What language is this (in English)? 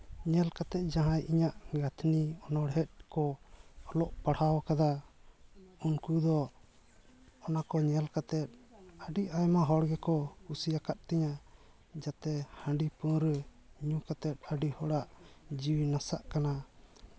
Santali